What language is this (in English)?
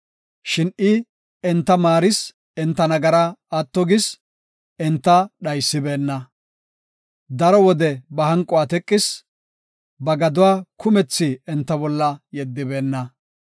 Gofa